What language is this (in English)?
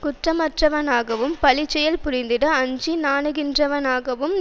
Tamil